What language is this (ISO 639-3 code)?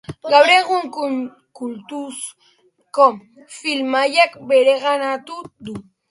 eus